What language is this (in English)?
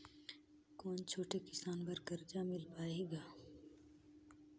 Chhattisgarhi